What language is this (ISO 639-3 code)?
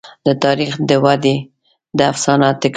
pus